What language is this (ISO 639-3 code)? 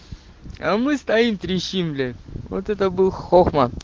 rus